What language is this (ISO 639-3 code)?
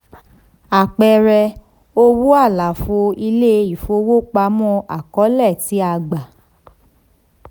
yor